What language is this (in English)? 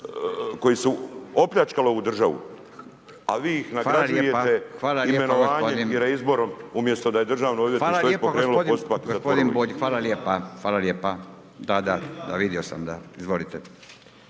Croatian